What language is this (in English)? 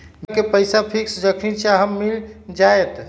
Magahi